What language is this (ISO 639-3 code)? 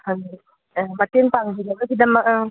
mni